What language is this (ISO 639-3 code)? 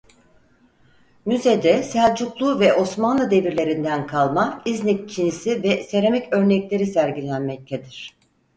tur